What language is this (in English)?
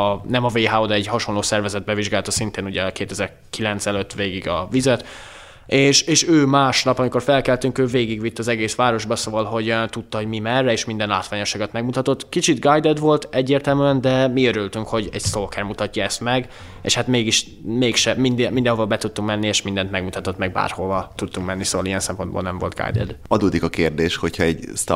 Hungarian